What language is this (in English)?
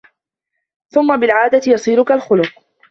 Arabic